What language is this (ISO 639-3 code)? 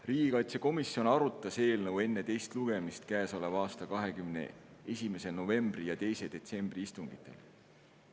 est